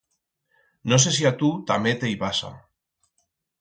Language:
Aragonese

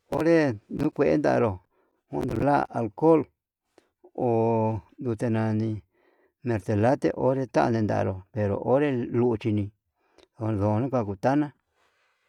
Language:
Yutanduchi Mixtec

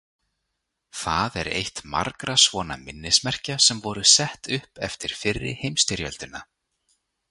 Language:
Icelandic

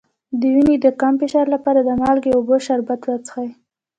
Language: Pashto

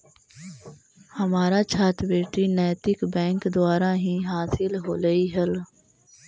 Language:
Magahi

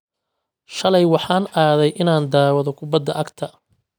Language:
Somali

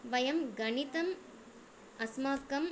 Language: Sanskrit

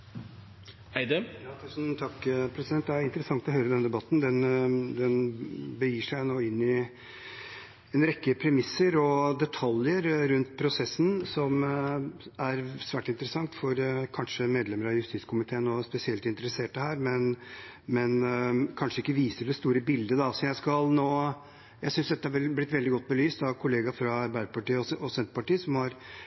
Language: Norwegian Bokmål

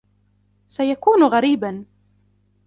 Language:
Arabic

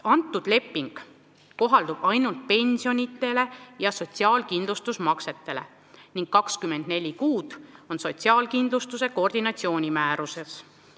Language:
Estonian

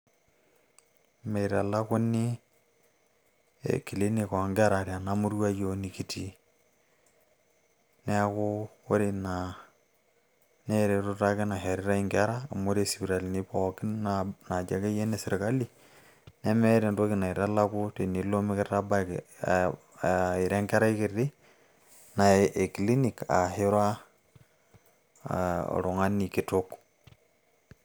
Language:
Masai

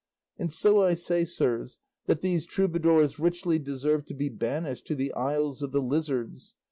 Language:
English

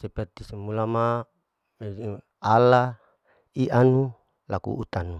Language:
Larike-Wakasihu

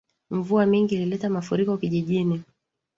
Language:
Swahili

